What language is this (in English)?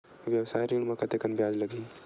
Chhattisgarhi